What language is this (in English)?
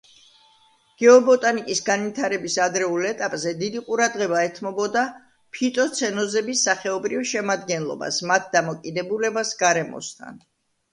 Georgian